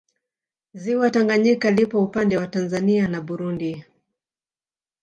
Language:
Swahili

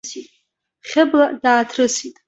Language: Abkhazian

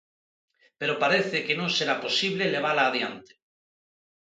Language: Galician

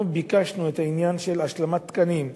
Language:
Hebrew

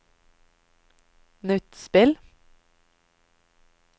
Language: Norwegian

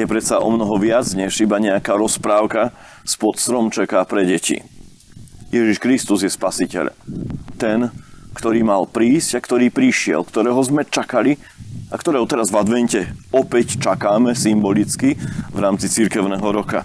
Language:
Slovak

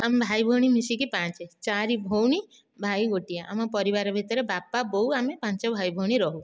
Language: Odia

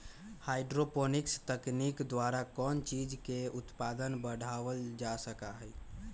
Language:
Magahi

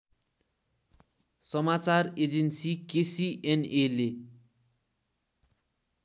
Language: Nepali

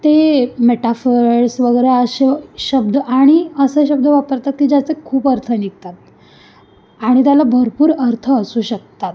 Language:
Marathi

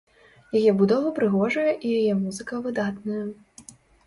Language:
Belarusian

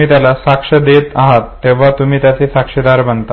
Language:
Marathi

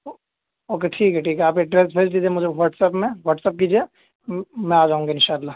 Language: Urdu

